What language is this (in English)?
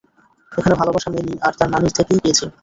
Bangla